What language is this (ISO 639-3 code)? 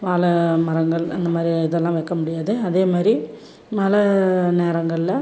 tam